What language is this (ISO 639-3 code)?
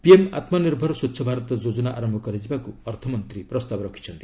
ori